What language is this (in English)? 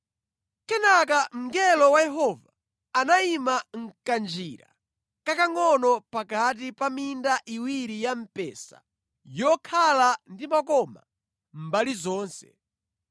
Nyanja